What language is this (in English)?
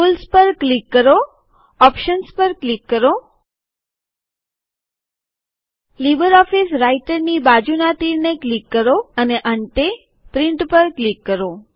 Gujarati